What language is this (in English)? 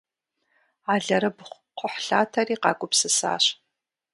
Kabardian